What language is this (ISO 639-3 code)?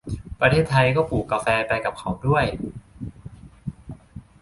tha